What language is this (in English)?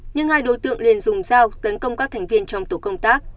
Vietnamese